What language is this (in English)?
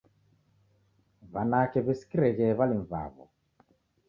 Taita